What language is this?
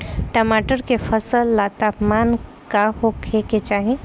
Bhojpuri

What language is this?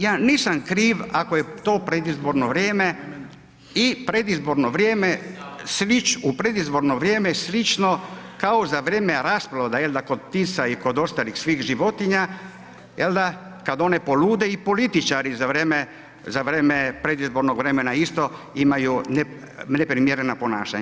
Croatian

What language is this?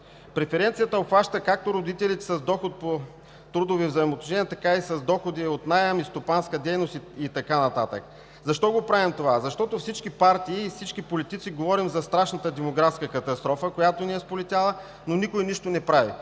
Bulgarian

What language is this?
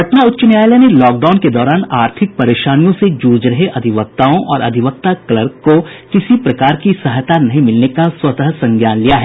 Hindi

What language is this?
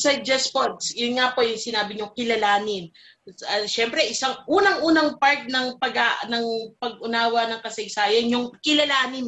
Filipino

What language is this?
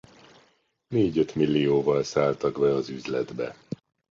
Hungarian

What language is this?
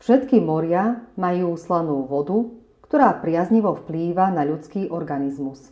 Slovak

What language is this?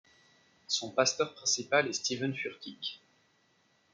French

